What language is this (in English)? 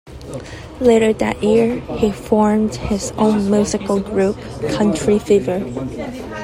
English